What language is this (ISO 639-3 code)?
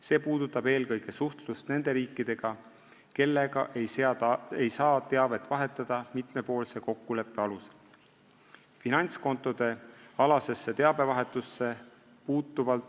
est